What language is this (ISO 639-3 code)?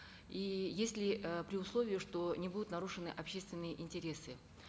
kaz